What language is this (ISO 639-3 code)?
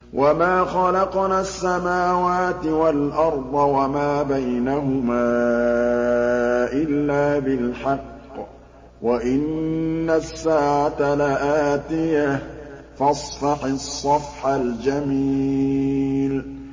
ara